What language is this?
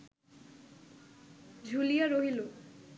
Bangla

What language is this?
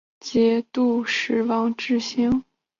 Chinese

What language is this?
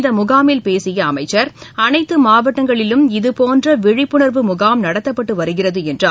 Tamil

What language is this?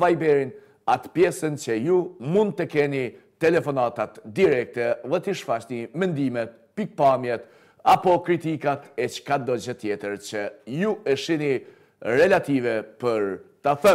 Romanian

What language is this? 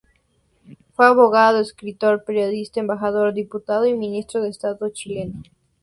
Spanish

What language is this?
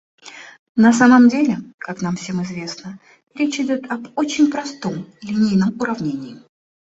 Russian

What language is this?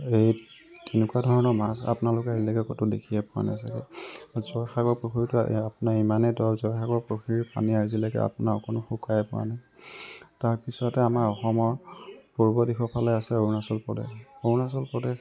Assamese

